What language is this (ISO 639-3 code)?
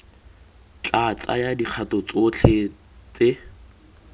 tsn